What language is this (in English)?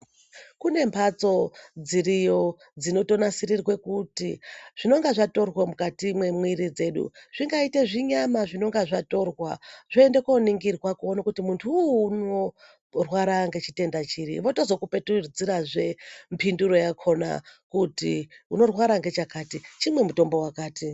Ndau